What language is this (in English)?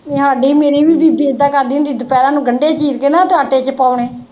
Punjabi